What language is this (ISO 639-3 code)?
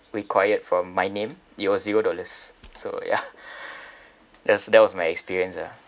eng